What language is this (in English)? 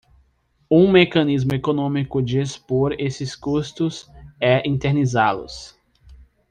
Portuguese